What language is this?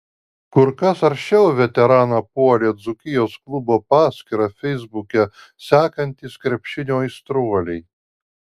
Lithuanian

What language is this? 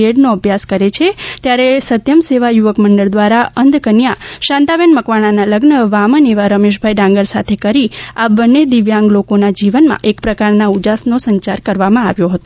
Gujarati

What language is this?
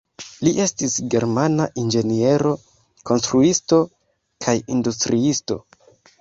Esperanto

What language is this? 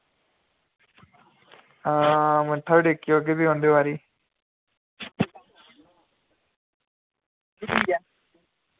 Dogri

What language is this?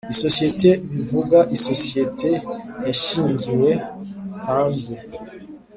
Kinyarwanda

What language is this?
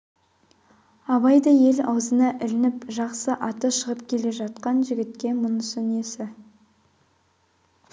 Kazakh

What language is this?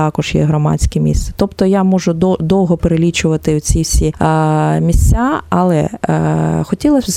Ukrainian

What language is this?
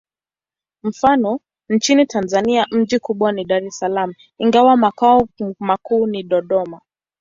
Swahili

